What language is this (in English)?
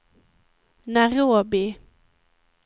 Swedish